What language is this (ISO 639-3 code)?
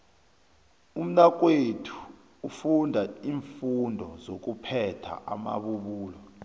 nbl